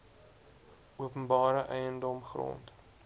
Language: Afrikaans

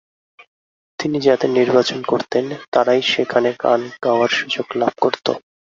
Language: Bangla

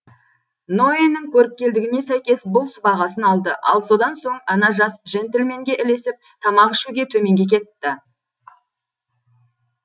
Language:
Kazakh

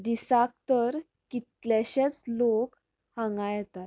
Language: Konkani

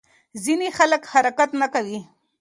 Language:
Pashto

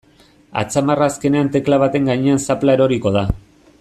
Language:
Basque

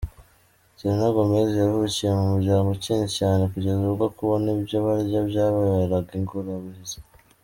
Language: Kinyarwanda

